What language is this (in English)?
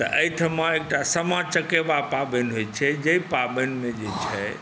Maithili